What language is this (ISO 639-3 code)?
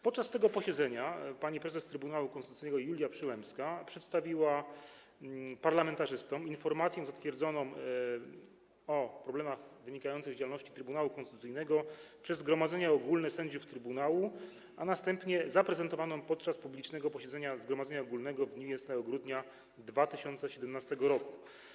pol